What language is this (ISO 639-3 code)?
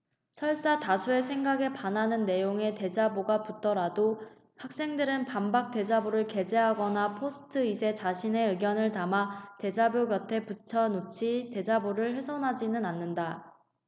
kor